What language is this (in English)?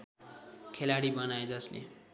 Nepali